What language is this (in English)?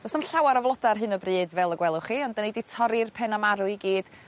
Welsh